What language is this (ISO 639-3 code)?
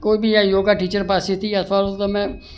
guj